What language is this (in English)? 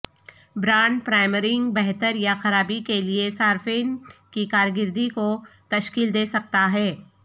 Urdu